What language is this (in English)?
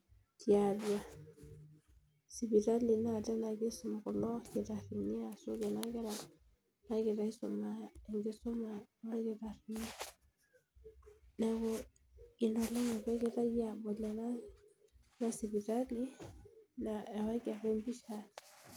Masai